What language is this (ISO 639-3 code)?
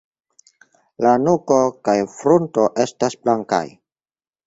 epo